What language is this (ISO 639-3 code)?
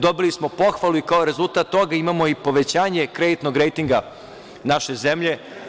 srp